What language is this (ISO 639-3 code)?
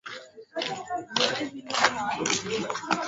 swa